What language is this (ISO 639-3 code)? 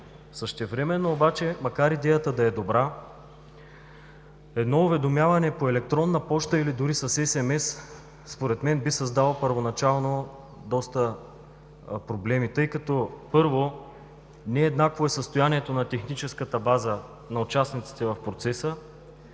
bul